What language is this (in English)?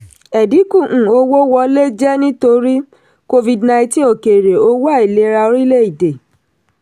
Yoruba